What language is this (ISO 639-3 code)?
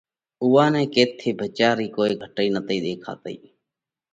kvx